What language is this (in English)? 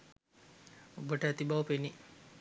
Sinhala